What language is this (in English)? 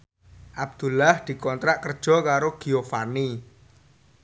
Javanese